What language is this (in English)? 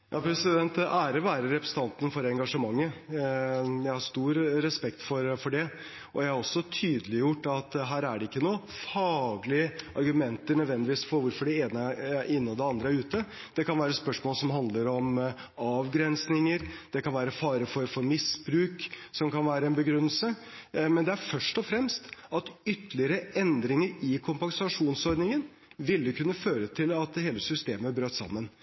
Norwegian Bokmål